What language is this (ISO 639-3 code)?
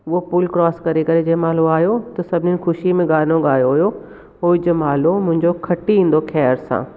snd